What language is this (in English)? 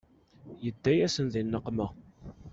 Kabyle